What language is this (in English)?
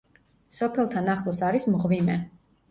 Georgian